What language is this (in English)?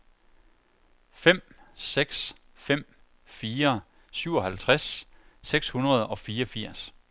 Danish